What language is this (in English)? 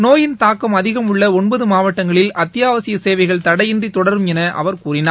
Tamil